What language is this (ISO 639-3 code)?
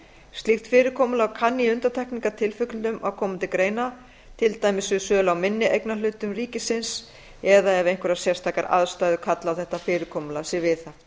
isl